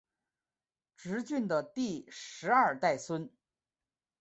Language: Chinese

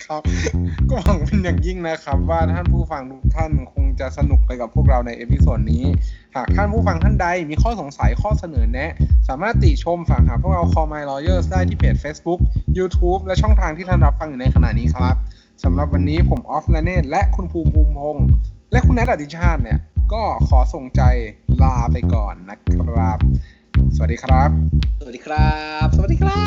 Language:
Thai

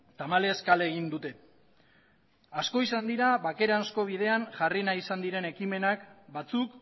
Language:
Basque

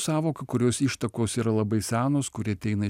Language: Lithuanian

